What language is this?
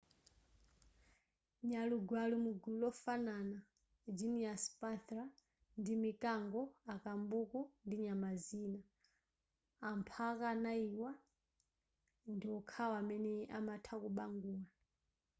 Nyanja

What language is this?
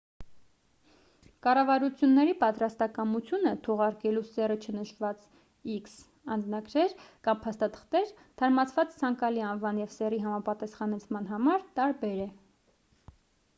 Armenian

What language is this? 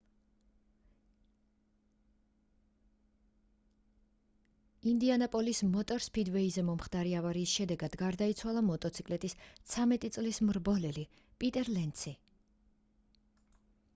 Georgian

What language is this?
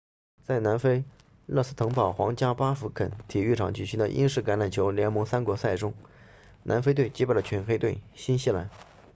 Chinese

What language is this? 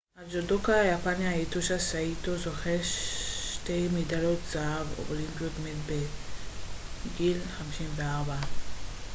Hebrew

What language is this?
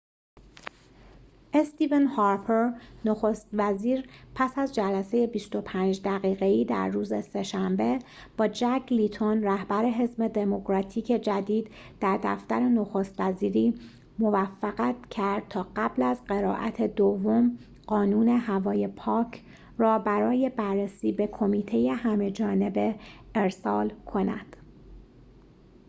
Persian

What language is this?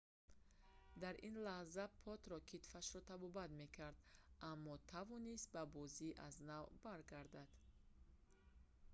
Tajik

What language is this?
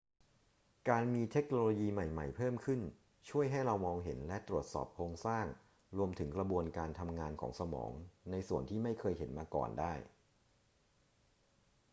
Thai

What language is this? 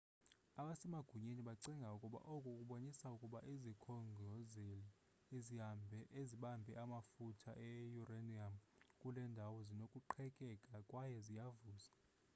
Xhosa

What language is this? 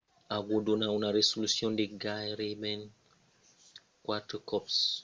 Occitan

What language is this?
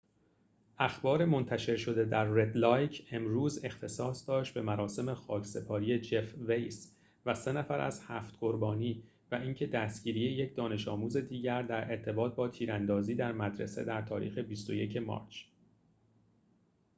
Persian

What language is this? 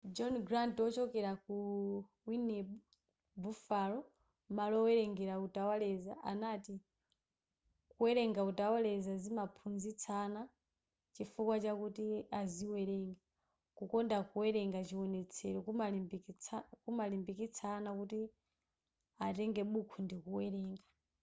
Nyanja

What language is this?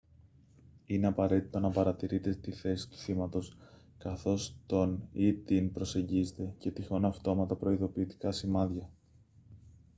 Greek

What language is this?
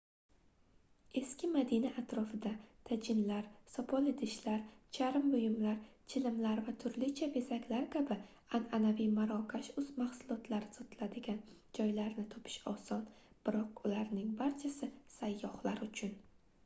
Uzbek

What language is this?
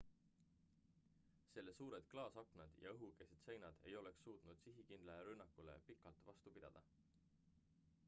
Estonian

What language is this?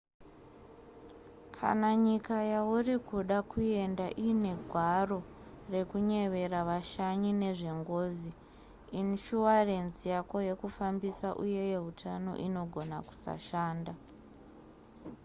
Shona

